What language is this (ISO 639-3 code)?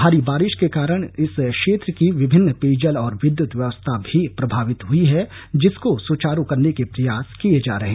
hin